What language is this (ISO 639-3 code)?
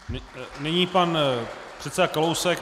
ces